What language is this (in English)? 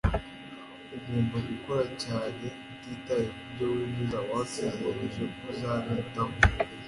Kinyarwanda